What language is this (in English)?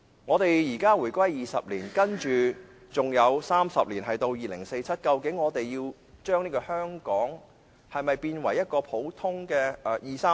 Cantonese